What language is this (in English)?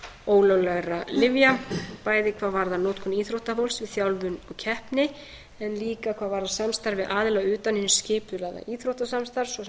Icelandic